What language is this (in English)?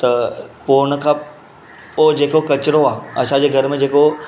Sindhi